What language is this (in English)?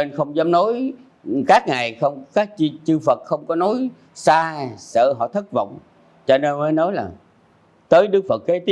Vietnamese